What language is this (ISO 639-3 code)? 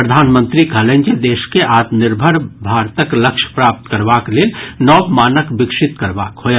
mai